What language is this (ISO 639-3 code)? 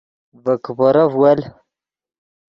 ydg